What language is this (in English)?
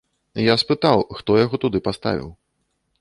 Belarusian